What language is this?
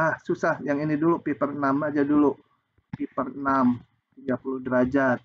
Indonesian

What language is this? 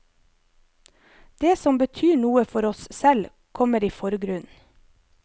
Norwegian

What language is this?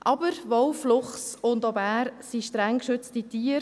Swiss German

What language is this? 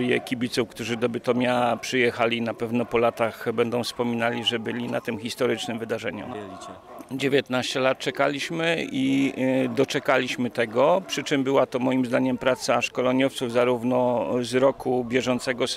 Polish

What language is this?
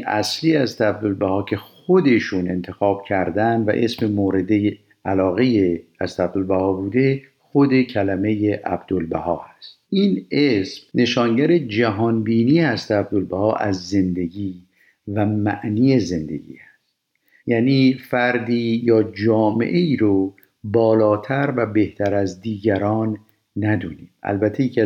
Persian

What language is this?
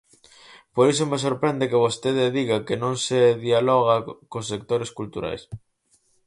Galician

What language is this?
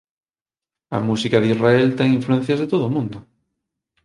Galician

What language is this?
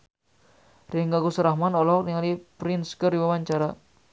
Sundanese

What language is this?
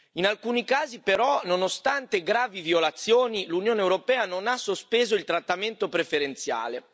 Italian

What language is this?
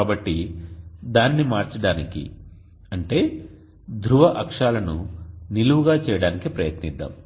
Telugu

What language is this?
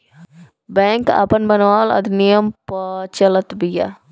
Bhojpuri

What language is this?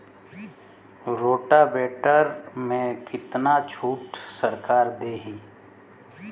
Bhojpuri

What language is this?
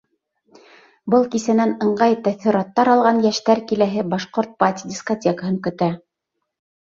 Bashkir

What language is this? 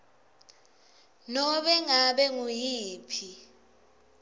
Swati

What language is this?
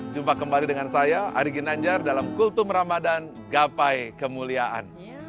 Indonesian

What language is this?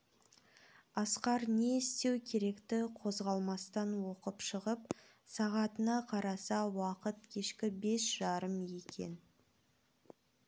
Kazakh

